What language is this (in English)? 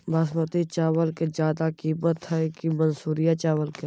Magahi